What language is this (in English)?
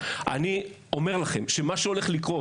Hebrew